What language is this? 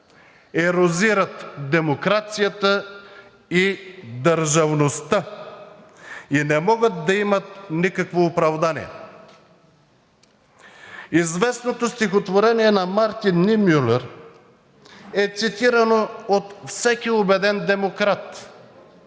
Bulgarian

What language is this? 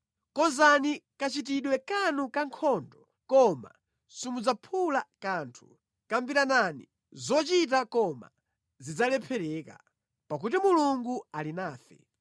Nyanja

